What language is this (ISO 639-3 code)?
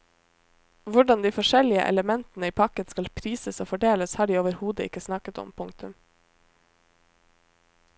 nor